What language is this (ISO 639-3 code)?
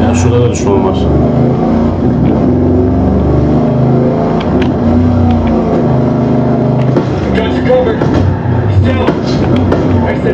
tur